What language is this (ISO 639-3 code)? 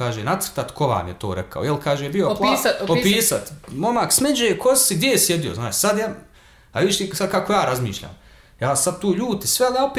hrv